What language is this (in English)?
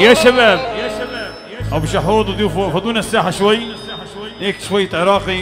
Arabic